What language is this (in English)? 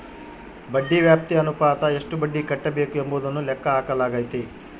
Kannada